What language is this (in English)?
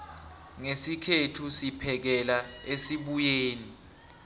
South Ndebele